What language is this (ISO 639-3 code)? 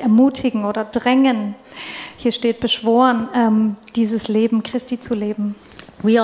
deu